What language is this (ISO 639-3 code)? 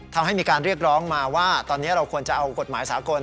tha